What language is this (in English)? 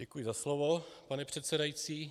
Czech